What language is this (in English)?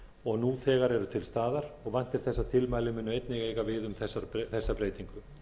Icelandic